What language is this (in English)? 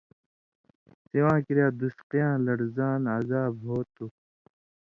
Indus Kohistani